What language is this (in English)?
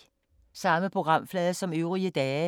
Danish